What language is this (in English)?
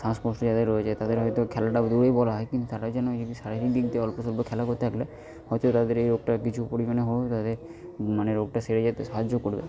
Bangla